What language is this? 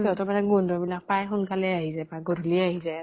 Assamese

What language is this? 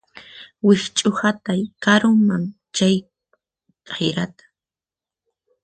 Puno Quechua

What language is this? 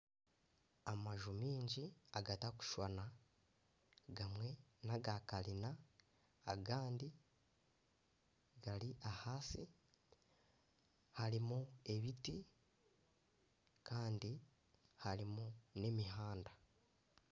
Nyankole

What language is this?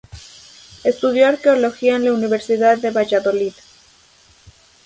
Spanish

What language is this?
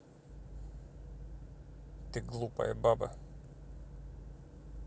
Russian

